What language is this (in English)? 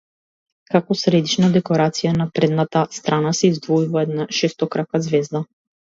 Macedonian